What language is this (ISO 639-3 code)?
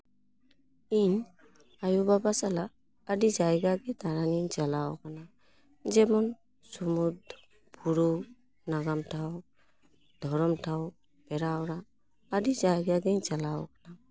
sat